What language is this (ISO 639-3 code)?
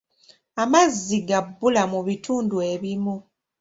lug